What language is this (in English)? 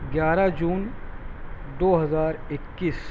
Urdu